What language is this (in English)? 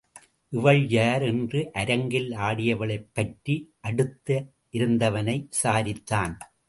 Tamil